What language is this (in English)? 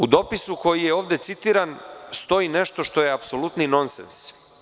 Serbian